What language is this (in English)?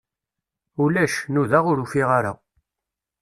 Kabyle